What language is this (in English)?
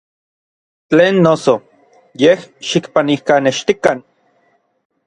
Orizaba Nahuatl